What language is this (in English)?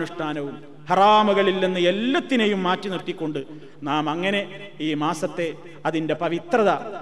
Malayalam